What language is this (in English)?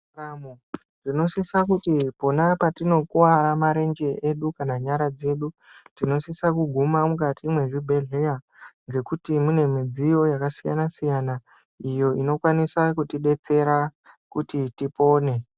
Ndau